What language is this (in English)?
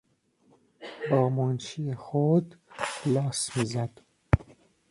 Persian